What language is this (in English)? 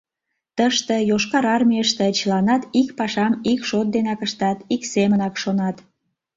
Mari